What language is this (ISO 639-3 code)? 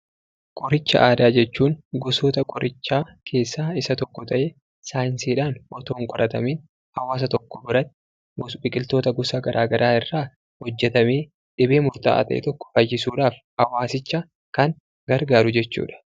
orm